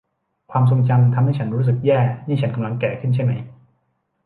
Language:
Thai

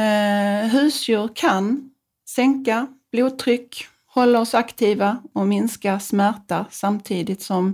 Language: Swedish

